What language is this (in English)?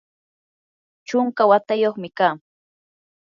Yanahuanca Pasco Quechua